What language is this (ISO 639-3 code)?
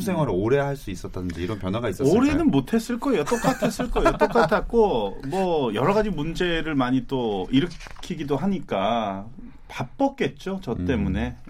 kor